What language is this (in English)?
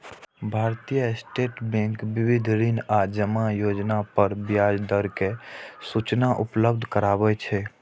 Maithili